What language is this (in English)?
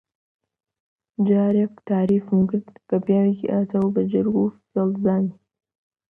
Central Kurdish